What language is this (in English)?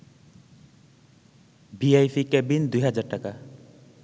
Bangla